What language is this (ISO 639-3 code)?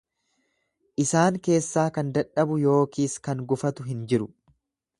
orm